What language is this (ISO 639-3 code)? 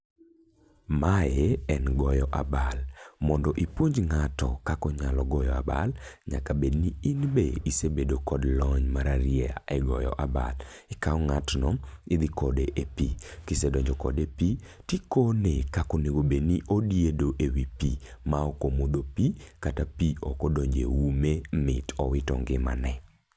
luo